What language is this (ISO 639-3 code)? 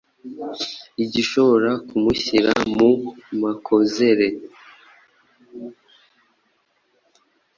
kin